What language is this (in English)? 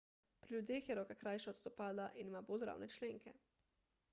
Slovenian